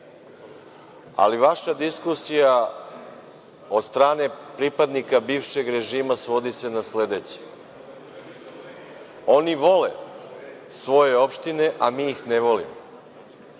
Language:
Serbian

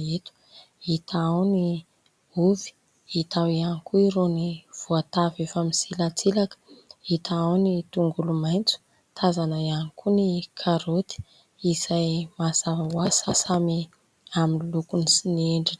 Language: Malagasy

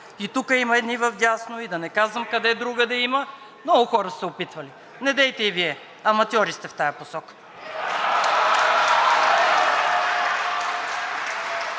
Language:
Bulgarian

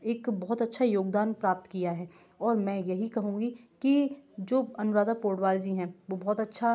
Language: Hindi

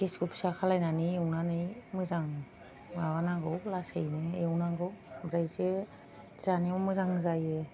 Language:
Bodo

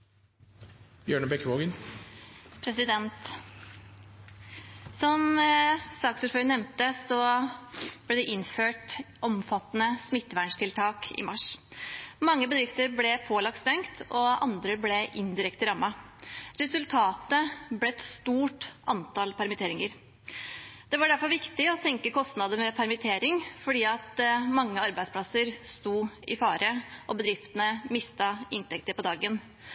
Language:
Norwegian Bokmål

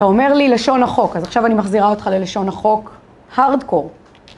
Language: Hebrew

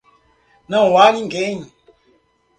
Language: Portuguese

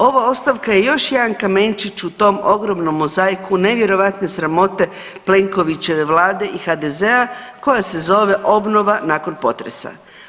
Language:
Croatian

